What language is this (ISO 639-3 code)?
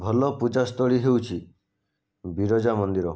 ori